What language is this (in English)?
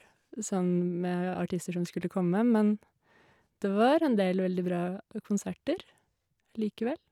Norwegian